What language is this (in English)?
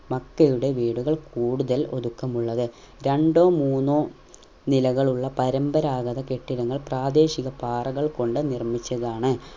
Malayalam